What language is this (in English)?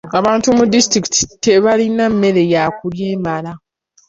Ganda